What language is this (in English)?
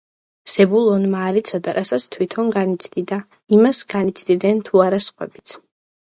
Georgian